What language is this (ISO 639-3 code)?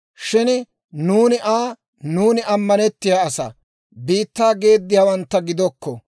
dwr